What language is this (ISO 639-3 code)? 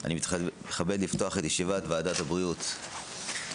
heb